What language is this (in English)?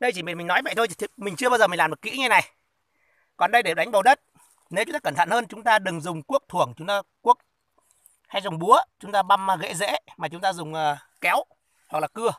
Vietnamese